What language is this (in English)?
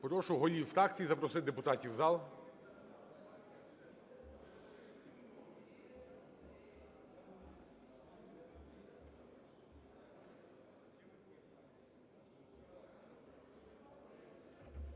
Ukrainian